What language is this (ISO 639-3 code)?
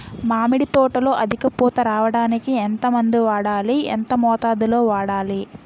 tel